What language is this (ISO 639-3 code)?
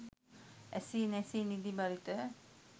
sin